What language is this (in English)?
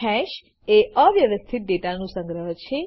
Gujarati